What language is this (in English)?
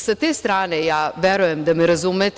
Serbian